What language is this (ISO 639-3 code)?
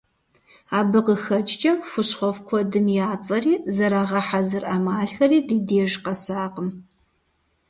kbd